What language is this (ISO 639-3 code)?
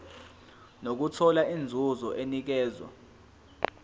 zul